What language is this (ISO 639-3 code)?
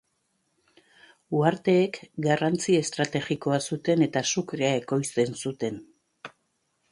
eus